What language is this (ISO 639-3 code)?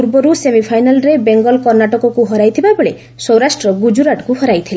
ori